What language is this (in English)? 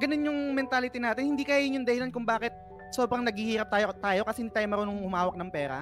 Filipino